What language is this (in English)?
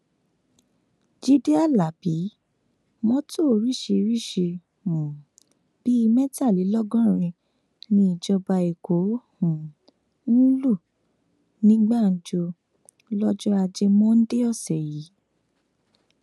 Yoruba